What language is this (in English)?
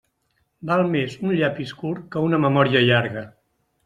Catalan